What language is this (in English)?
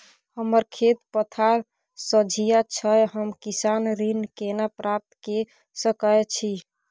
Maithili